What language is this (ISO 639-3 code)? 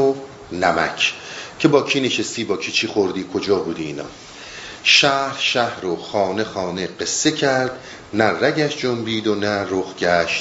fas